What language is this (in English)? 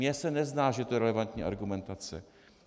Czech